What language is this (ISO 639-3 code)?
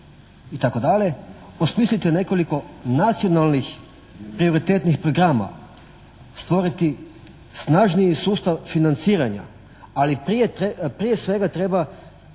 hrv